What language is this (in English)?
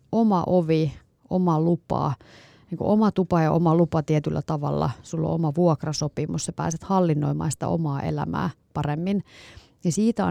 Finnish